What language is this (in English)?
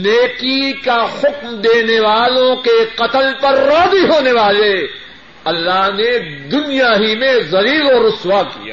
Urdu